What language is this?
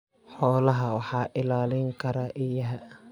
Somali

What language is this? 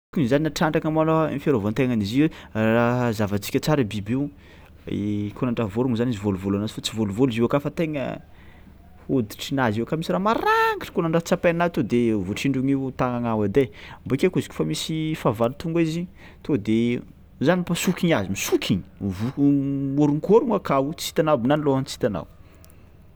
Tsimihety Malagasy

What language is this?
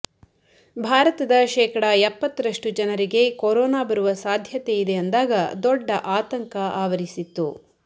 Kannada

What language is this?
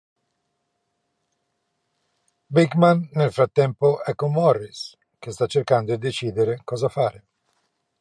Italian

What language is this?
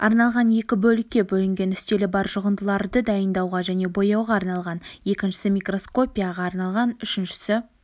Kazakh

